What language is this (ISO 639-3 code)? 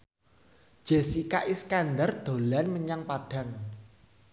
jav